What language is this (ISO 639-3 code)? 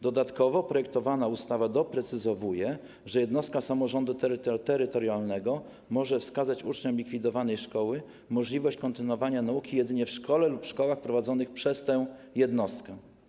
pol